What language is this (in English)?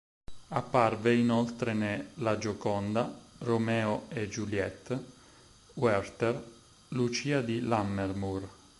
Italian